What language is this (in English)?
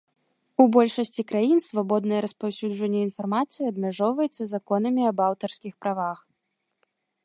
Belarusian